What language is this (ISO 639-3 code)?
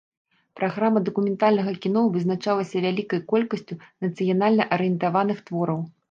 bel